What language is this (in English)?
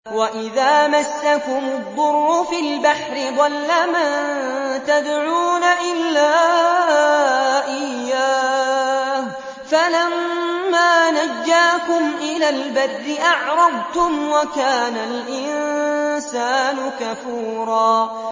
Arabic